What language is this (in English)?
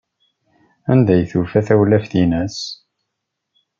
Kabyle